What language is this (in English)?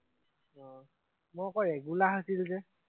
Assamese